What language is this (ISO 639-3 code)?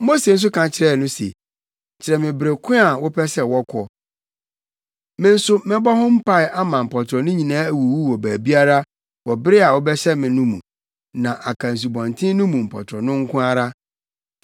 aka